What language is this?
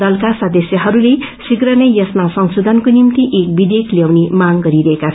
Nepali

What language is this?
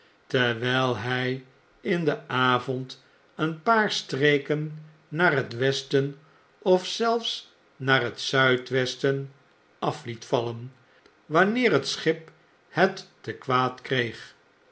Dutch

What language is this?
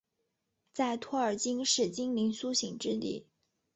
Chinese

